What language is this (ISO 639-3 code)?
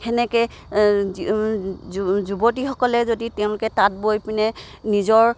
asm